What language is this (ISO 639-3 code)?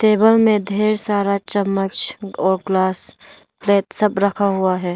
hin